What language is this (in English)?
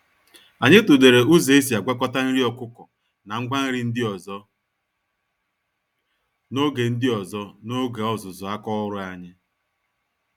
Igbo